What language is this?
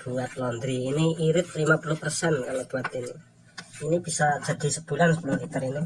Indonesian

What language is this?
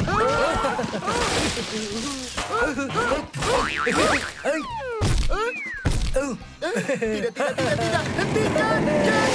Indonesian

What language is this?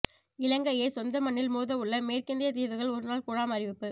Tamil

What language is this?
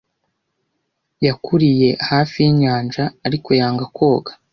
Kinyarwanda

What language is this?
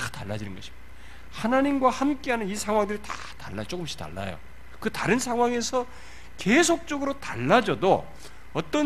Korean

